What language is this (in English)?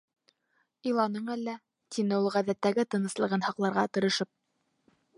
Bashkir